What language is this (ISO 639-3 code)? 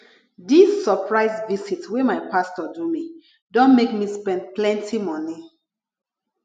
pcm